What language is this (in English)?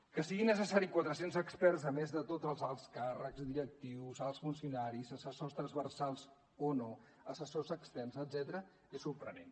Catalan